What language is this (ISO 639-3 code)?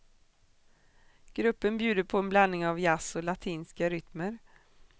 swe